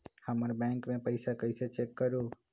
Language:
Magahi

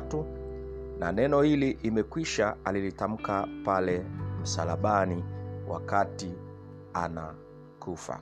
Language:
Swahili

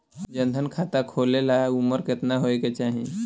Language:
Bhojpuri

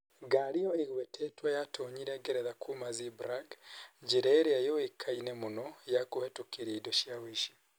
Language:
Kikuyu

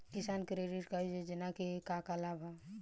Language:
Bhojpuri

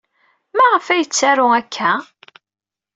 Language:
Kabyle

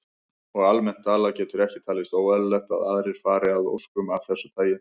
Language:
Icelandic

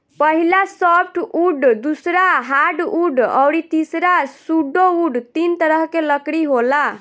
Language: Bhojpuri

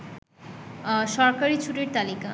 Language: Bangla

